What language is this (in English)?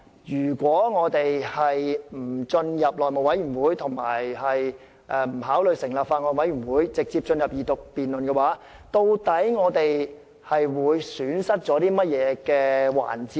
Cantonese